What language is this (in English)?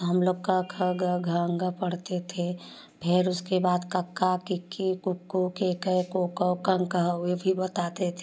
Hindi